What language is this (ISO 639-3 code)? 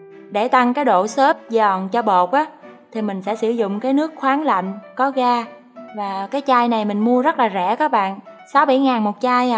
vie